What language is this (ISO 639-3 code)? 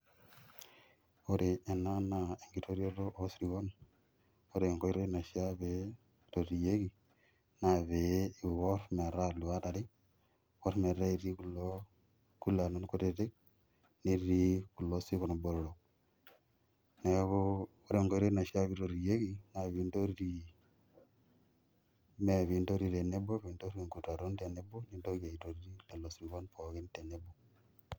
mas